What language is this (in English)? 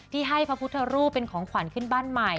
Thai